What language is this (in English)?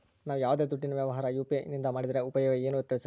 Kannada